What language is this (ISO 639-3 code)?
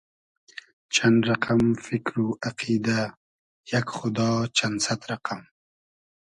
haz